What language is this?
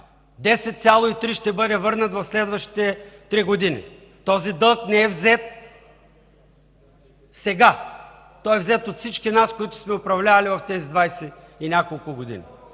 Bulgarian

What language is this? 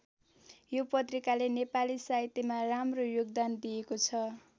Nepali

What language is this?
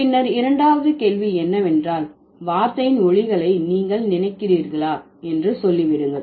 Tamil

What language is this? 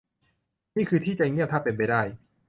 Thai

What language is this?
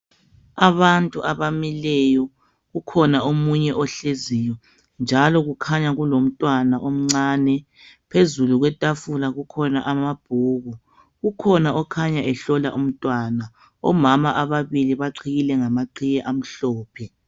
North Ndebele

